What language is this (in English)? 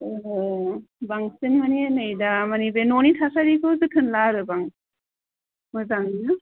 Bodo